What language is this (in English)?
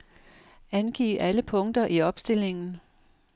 Danish